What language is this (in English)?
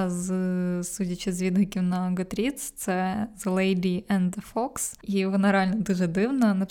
Ukrainian